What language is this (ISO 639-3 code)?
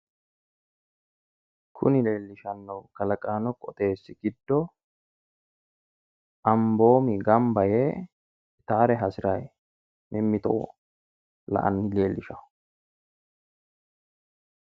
sid